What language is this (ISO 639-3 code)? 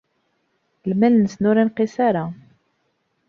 kab